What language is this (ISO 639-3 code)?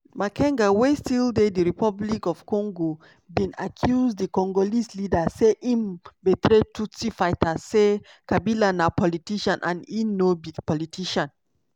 pcm